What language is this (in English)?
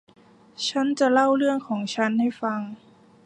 Thai